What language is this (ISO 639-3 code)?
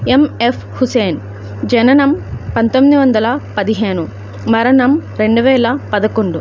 tel